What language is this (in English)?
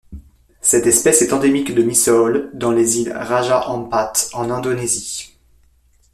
French